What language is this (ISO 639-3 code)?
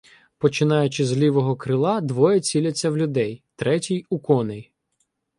ukr